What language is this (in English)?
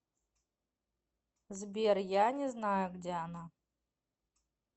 Russian